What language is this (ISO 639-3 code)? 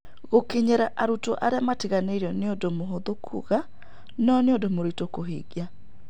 kik